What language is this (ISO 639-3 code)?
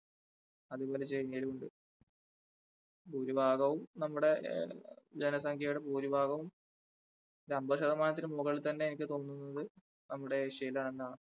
mal